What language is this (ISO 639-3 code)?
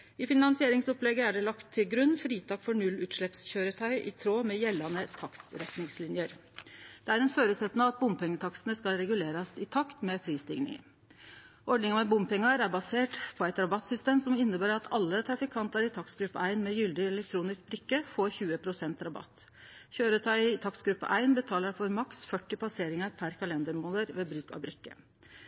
nno